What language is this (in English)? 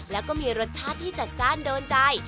Thai